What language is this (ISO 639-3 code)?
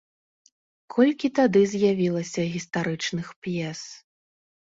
bel